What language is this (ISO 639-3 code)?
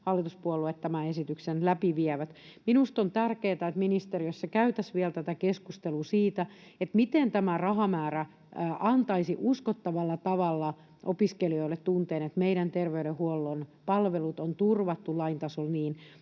fin